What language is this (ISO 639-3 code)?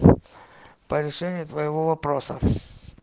rus